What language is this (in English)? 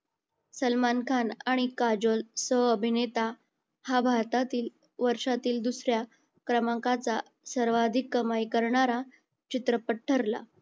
Marathi